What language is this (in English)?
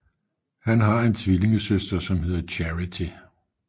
Danish